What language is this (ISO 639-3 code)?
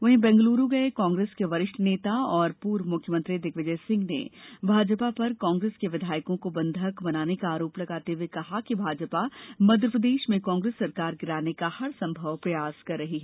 hin